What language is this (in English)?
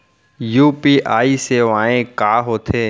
Chhattisgarhi